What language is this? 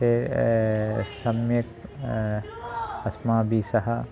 Sanskrit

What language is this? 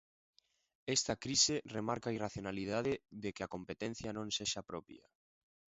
Galician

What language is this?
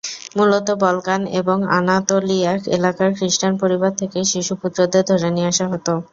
Bangla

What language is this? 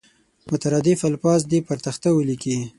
Pashto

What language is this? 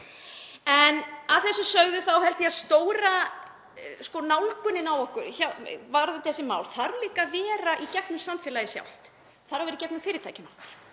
Icelandic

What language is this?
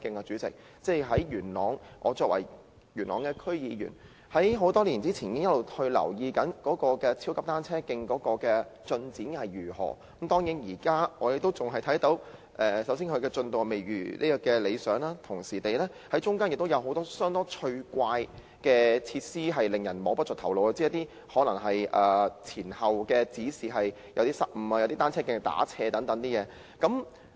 Cantonese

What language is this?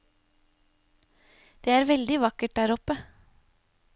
Norwegian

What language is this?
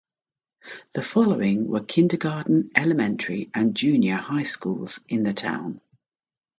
English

